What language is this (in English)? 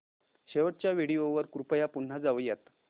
Marathi